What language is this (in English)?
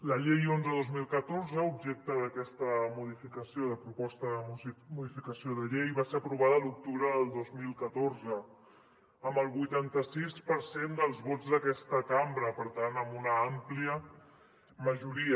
Catalan